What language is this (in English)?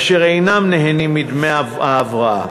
Hebrew